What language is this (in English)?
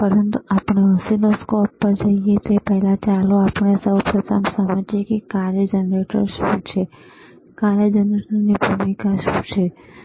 Gujarati